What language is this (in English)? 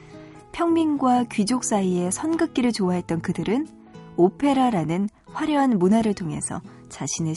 Korean